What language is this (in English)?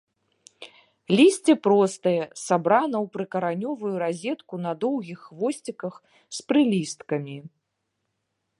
Belarusian